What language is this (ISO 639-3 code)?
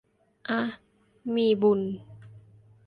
tha